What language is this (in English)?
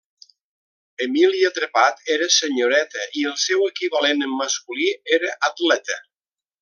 Catalan